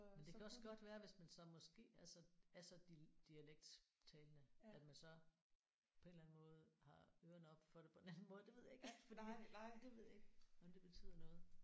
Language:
Danish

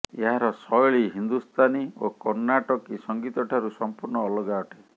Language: Odia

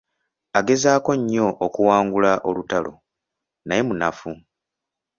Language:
Ganda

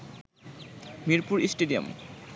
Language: Bangla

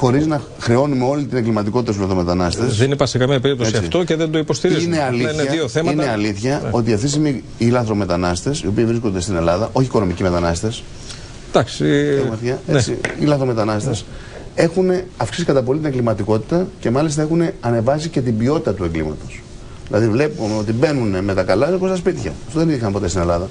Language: Greek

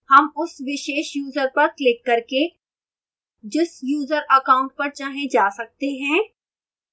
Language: Hindi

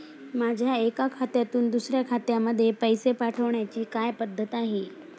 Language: Marathi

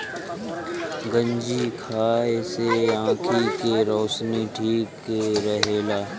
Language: Bhojpuri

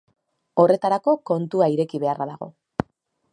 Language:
Basque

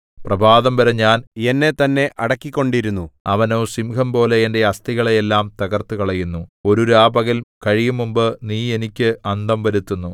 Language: Malayalam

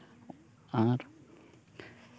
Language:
Santali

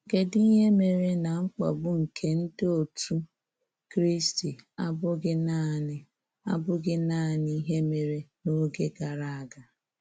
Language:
Igbo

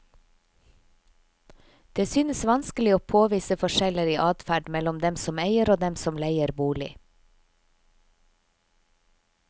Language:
Norwegian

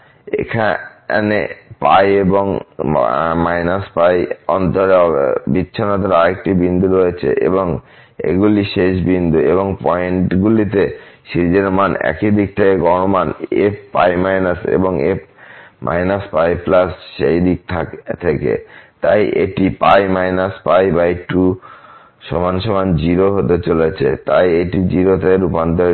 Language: Bangla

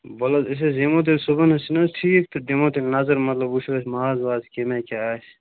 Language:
Kashmiri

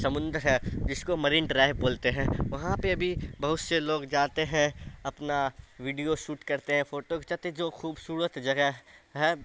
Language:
Urdu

